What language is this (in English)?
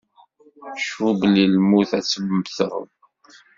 Kabyle